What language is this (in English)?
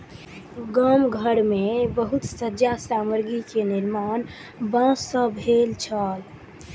Maithili